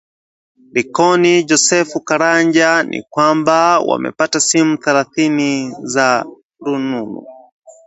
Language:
Swahili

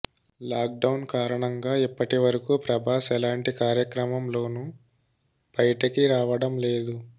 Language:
Telugu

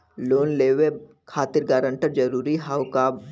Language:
Bhojpuri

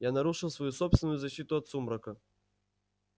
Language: Russian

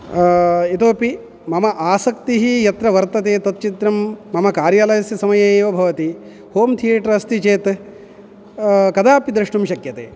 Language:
Sanskrit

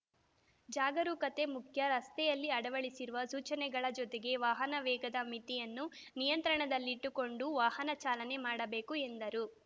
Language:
Kannada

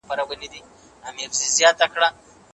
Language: Pashto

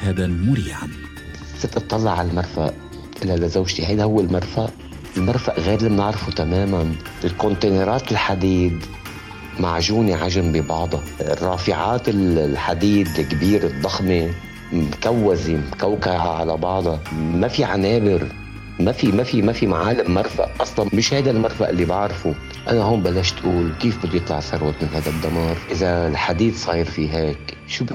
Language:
Arabic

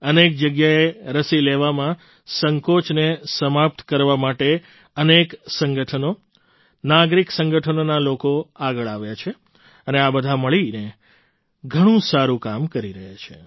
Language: Gujarati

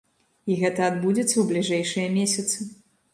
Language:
Belarusian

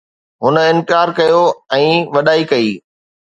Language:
Sindhi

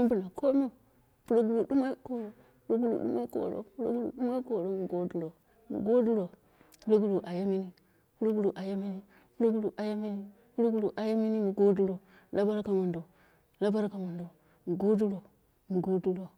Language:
Dera (Nigeria)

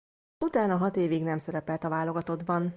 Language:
Hungarian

